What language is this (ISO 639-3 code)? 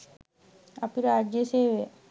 sin